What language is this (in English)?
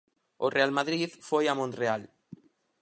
Galician